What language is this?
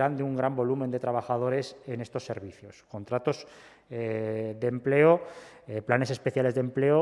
Spanish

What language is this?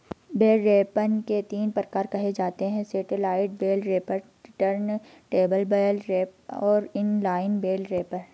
Hindi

